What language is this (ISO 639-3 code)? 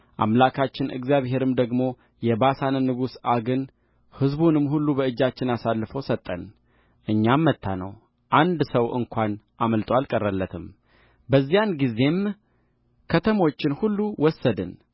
amh